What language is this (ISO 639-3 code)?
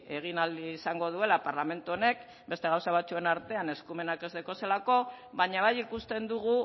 eus